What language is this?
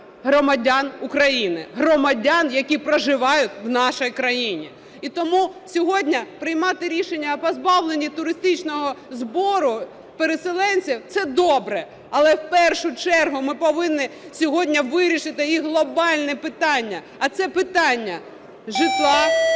Ukrainian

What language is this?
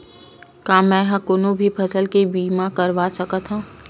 Chhattisgarhi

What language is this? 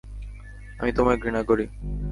Bangla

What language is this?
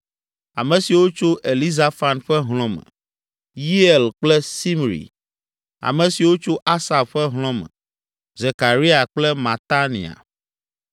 Ewe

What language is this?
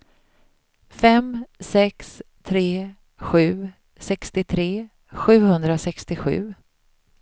Swedish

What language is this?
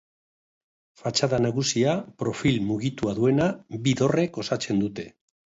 Basque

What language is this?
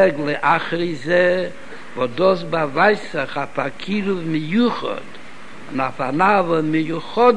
Hebrew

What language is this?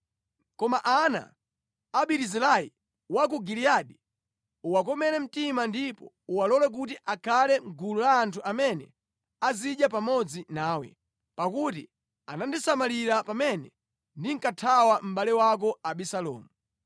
Nyanja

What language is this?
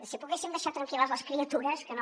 Catalan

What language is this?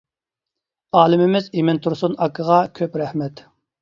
Uyghur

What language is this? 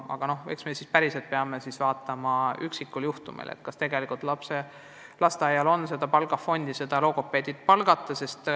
Estonian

